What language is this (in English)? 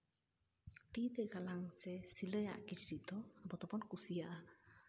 Santali